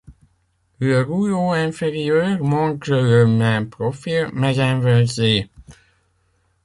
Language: French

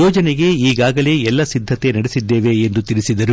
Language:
Kannada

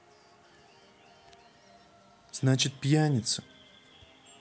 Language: Russian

